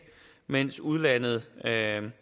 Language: Danish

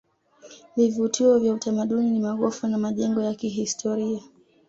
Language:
Swahili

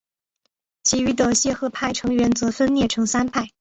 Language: Chinese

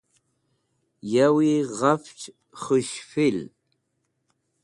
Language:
Wakhi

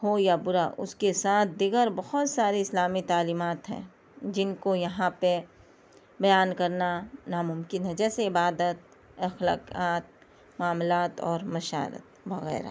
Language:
Urdu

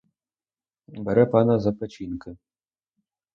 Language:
Ukrainian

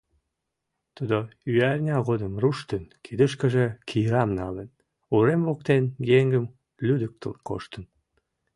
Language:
Mari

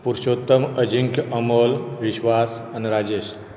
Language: Konkani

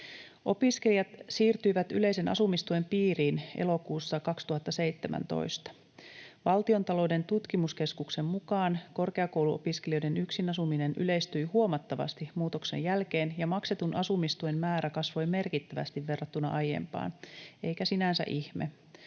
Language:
Finnish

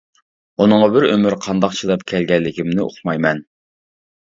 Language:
Uyghur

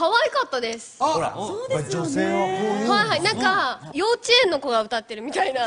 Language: Japanese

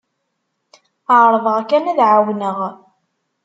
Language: Kabyle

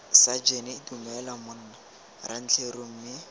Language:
Tswana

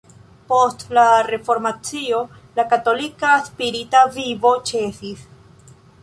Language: Esperanto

